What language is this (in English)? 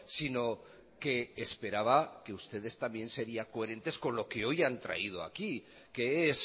Spanish